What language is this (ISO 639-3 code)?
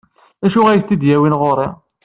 kab